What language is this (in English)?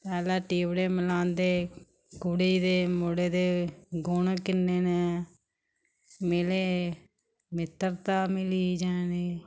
Dogri